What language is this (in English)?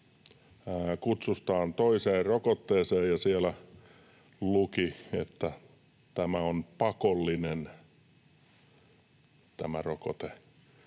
Finnish